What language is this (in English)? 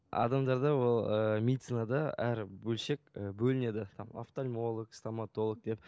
Kazakh